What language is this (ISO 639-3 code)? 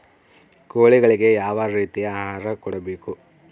kan